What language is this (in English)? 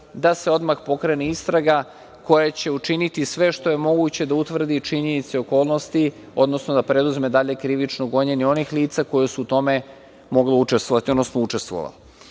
Serbian